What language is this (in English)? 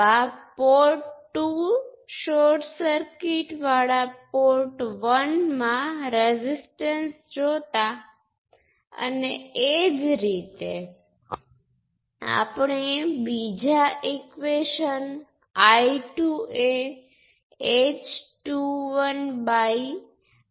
Gujarati